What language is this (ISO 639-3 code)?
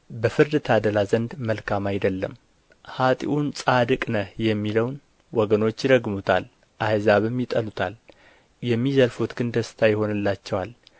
amh